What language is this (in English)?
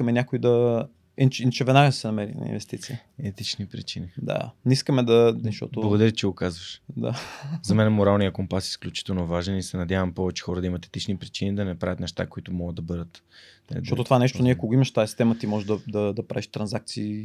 Bulgarian